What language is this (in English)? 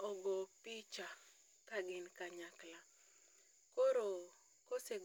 Luo (Kenya and Tanzania)